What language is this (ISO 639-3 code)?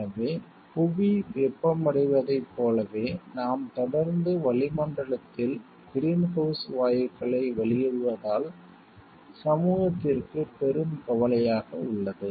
tam